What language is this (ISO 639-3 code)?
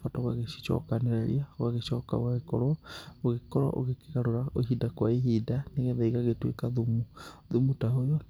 kik